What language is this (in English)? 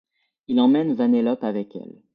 French